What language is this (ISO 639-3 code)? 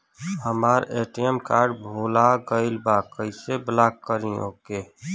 bho